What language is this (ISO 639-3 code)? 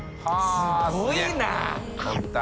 jpn